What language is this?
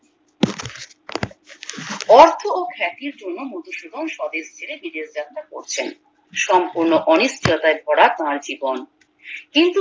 Bangla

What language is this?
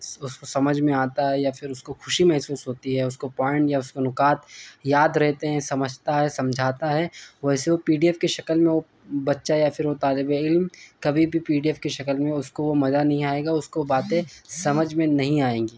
Urdu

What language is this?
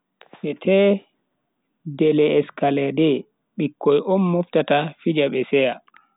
Bagirmi Fulfulde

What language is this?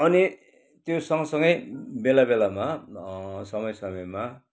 Nepali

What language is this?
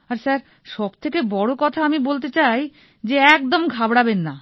Bangla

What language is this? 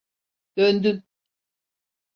Turkish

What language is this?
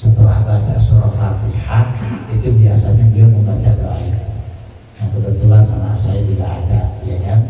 Indonesian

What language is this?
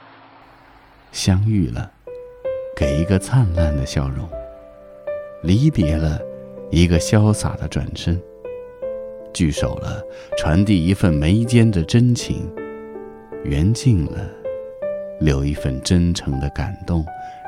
Chinese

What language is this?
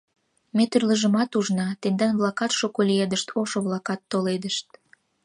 Mari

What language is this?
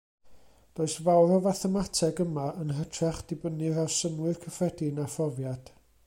Welsh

